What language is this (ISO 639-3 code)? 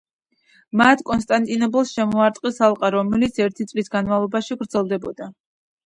kat